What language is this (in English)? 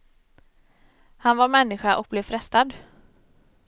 Swedish